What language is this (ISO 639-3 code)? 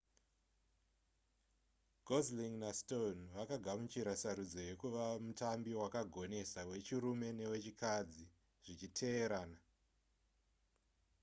sna